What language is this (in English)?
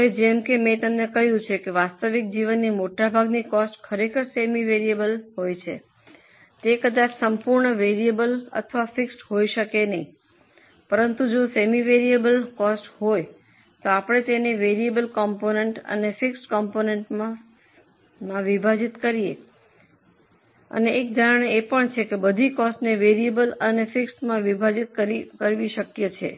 Gujarati